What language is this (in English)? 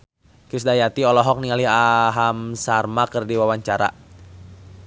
Sundanese